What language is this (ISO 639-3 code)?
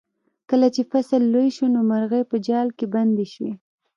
pus